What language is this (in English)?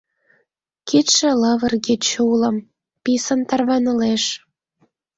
Mari